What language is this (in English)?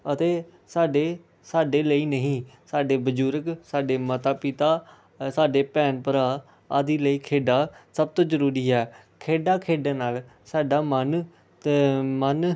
Punjabi